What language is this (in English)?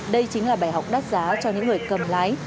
Vietnamese